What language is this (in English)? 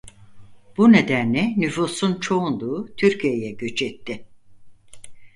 Turkish